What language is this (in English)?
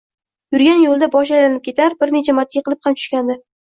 Uzbek